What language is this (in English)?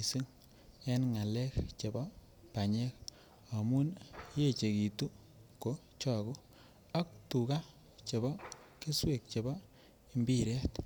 Kalenjin